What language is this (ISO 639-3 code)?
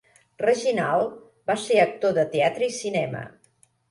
cat